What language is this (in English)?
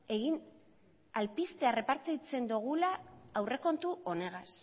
Basque